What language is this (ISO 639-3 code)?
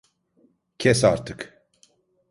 tur